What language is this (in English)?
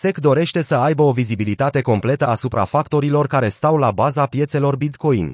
Romanian